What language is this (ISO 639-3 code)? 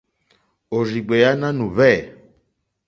bri